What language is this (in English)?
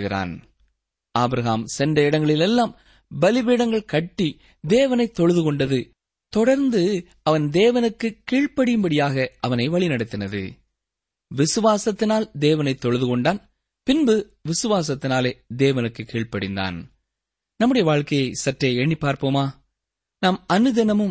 Tamil